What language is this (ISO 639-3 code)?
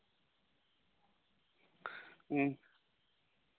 sat